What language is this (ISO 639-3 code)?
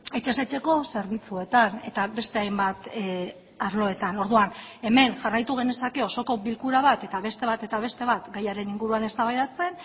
eus